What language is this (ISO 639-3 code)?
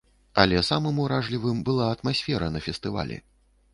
bel